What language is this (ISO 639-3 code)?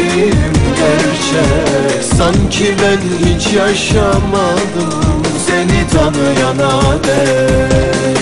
tur